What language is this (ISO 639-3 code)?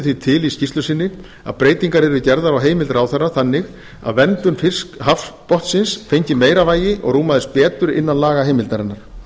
isl